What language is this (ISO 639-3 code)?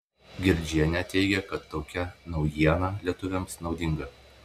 lit